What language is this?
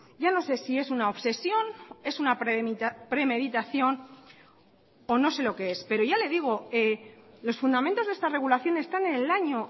Spanish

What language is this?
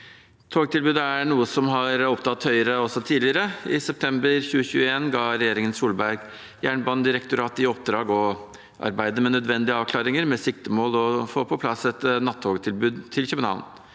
Norwegian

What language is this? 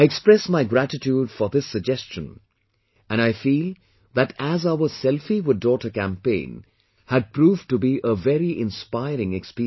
English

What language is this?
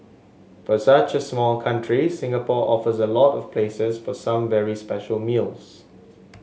English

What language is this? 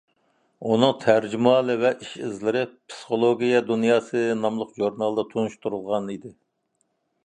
Uyghur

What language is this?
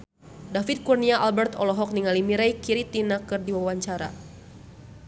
Sundanese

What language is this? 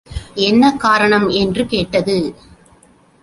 Tamil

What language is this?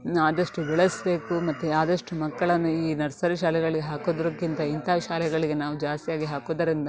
Kannada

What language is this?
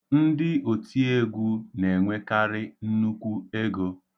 Igbo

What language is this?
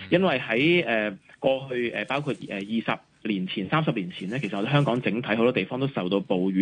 Chinese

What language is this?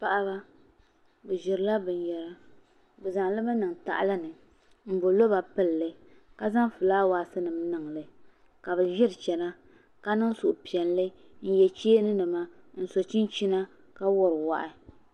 Dagbani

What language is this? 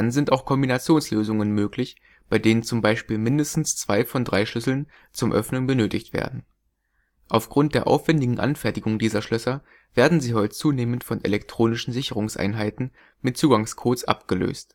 German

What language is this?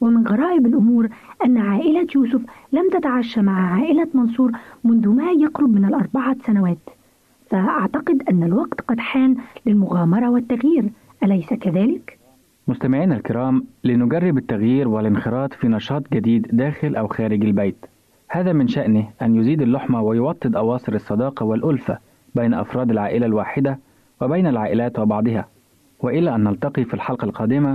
Arabic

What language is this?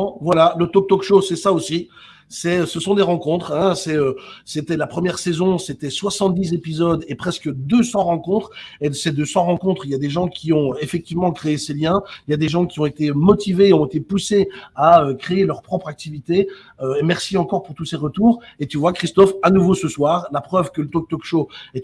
French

